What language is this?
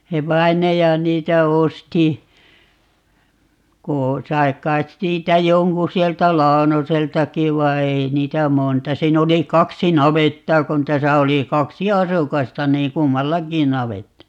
Finnish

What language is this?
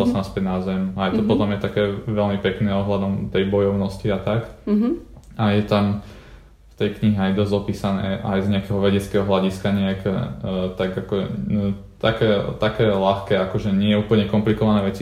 Slovak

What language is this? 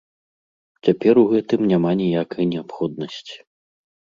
Belarusian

